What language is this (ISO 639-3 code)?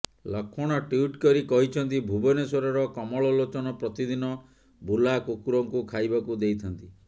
ori